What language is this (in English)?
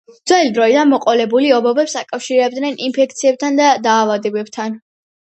Georgian